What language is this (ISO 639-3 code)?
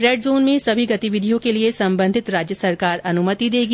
hin